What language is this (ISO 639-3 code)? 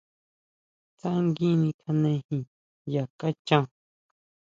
mau